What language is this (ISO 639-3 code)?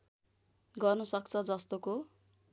nep